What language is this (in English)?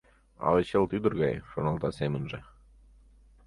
Mari